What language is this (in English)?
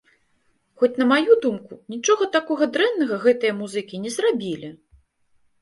Belarusian